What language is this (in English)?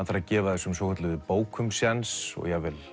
Icelandic